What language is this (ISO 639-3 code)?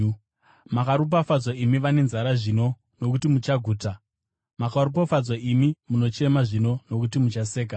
sna